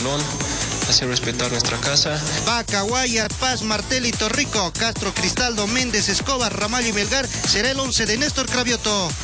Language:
Spanish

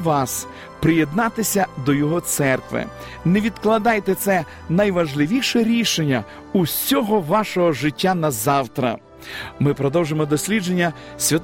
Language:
Ukrainian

